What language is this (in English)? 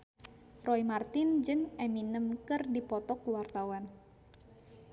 Sundanese